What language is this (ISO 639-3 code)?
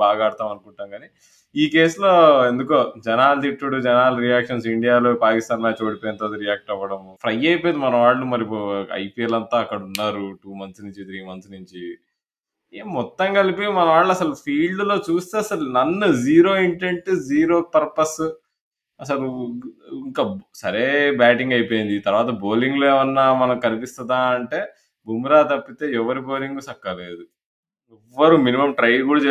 tel